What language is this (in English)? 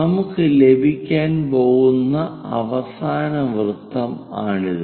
Malayalam